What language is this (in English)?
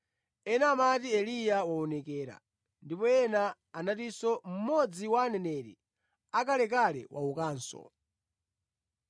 Nyanja